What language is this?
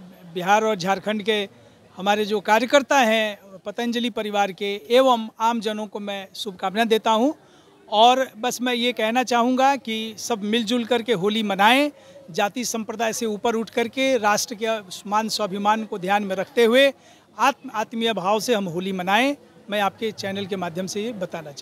Hindi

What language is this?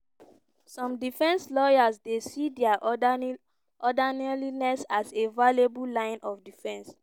Nigerian Pidgin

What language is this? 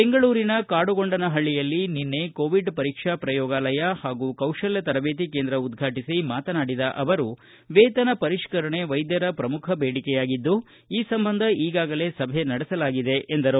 Kannada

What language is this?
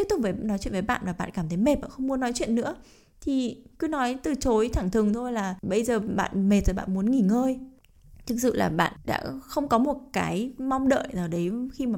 Vietnamese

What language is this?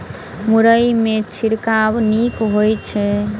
Maithili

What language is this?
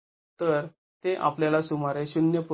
Marathi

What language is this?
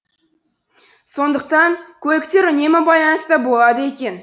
Kazakh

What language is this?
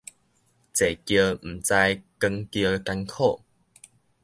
Min Nan Chinese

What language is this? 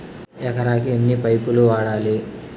Telugu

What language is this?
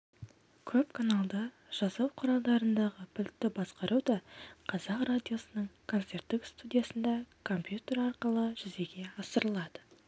Kazakh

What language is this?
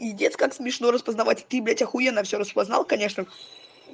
Russian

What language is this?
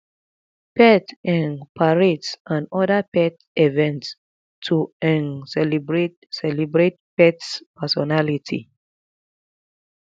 Nigerian Pidgin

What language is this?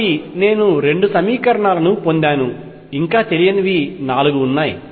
Telugu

